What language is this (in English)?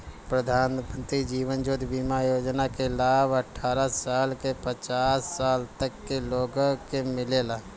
Bhojpuri